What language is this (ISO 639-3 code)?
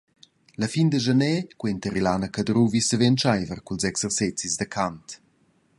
roh